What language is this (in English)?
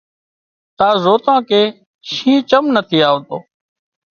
Wadiyara Koli